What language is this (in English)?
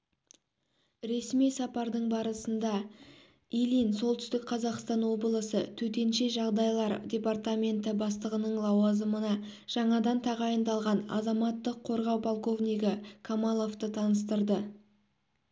Kazakh